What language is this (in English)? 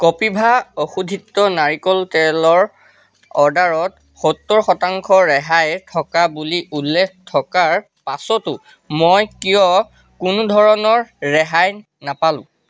Assamese